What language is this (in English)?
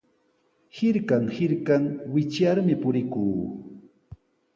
Sihuas Ancash Quechua